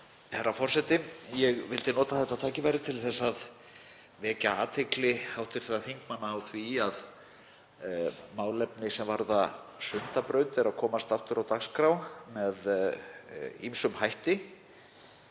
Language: Icelandic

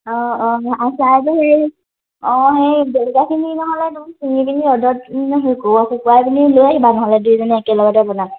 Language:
Assamese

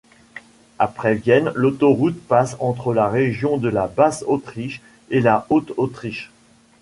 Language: French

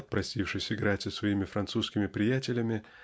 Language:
Russian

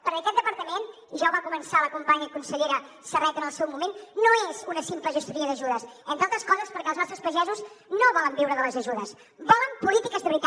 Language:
Catalan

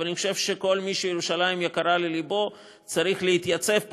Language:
Hebrew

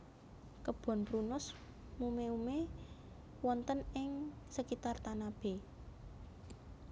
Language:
Javanese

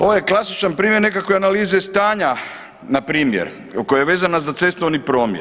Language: Croatian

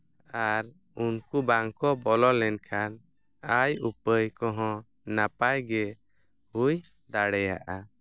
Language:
Santali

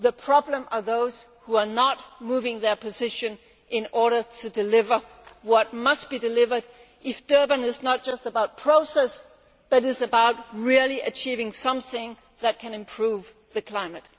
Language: English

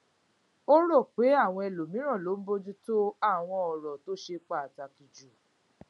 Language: Yoruba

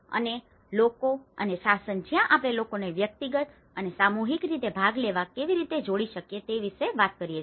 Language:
Gujarati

